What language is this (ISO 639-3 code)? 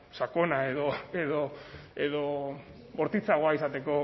eus